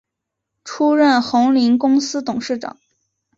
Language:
Chinese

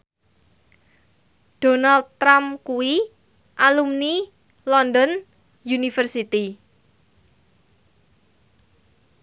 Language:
Javanese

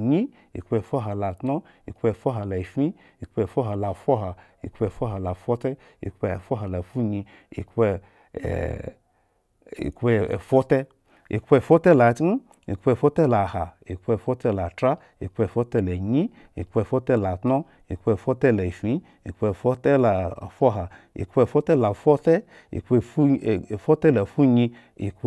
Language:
Eggon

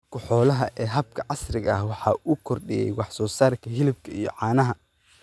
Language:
Somali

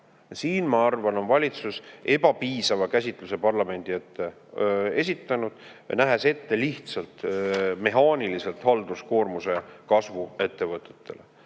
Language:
Estonian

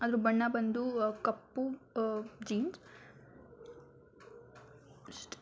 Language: Kannada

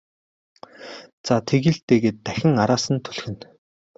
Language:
Mongolian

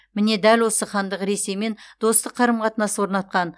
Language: Kazakh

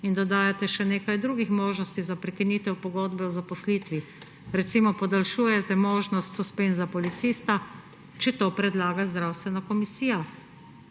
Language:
Slovenian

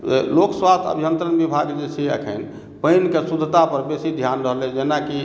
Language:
Maithili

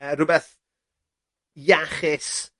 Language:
Welsh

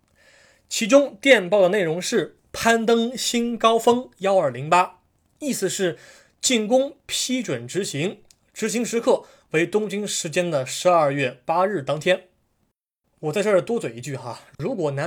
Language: Chinese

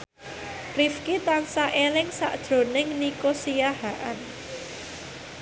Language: Javanese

